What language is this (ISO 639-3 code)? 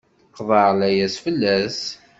kab